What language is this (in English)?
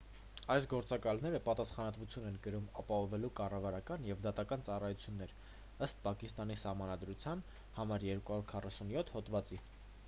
Armenian